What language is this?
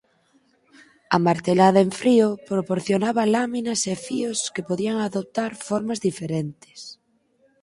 Galician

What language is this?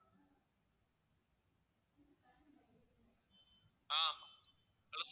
Tamil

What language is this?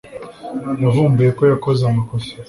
Kinyarwanda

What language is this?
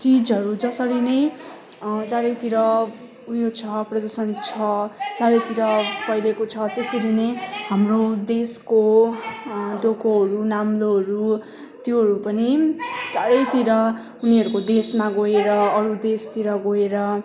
Nepali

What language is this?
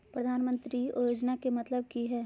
Magahi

